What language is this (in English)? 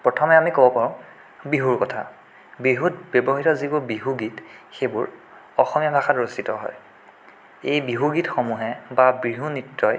Assamese